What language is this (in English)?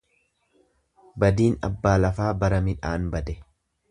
Oromo